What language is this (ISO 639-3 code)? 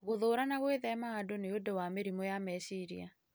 kik